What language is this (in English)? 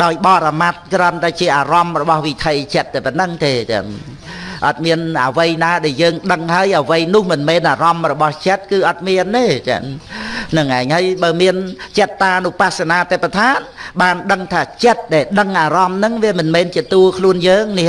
Vietnamese